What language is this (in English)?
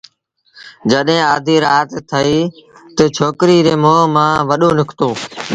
Sindhi Bhil